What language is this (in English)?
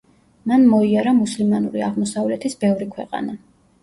Georgian